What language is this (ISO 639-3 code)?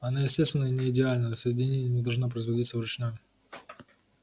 rus